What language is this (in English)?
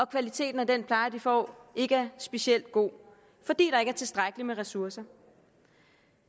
Danish